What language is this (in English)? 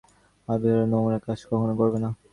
Bangla